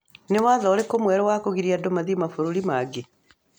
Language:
Kikuyu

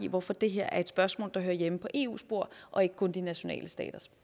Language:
Danish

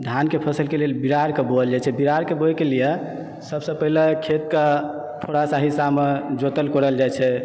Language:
Maithili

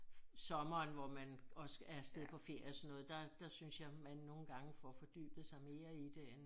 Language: Danish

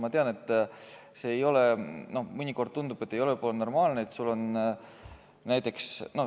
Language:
Estonian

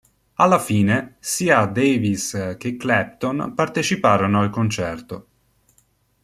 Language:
Italian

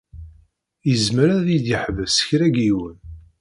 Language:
Kabyle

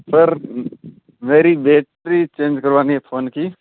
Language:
Hindi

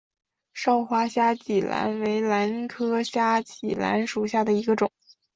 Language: Chinese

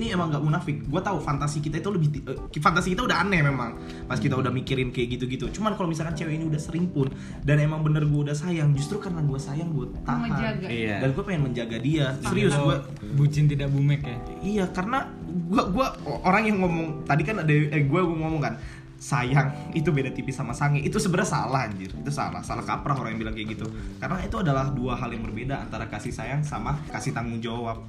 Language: Indonesian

